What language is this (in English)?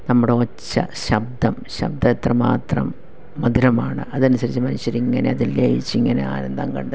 Malayalam